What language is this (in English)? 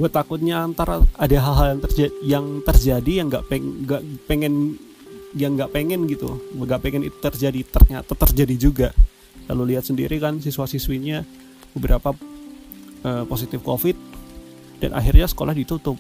Indonesian